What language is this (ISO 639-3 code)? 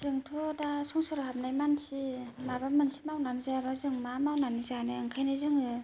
brx